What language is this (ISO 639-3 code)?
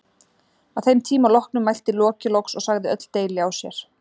isl